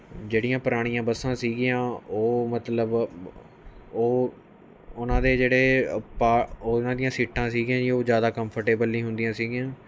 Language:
Punjabi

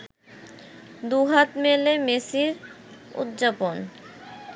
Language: Bangla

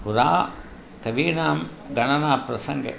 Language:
Sanskrit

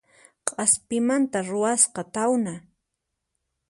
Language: Puno Quechua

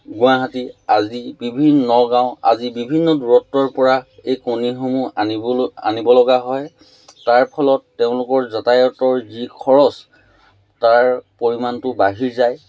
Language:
Assamese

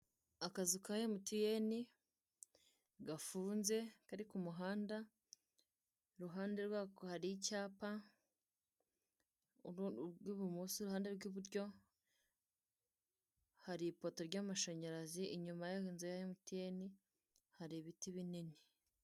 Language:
Kinyarwanda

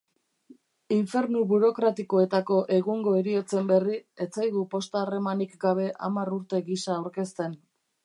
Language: Basque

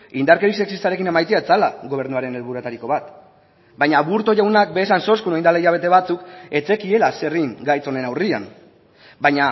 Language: Basque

